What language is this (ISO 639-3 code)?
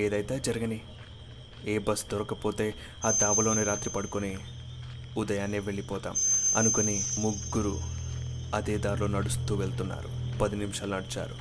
tel